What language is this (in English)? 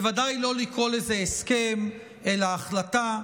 Hebrew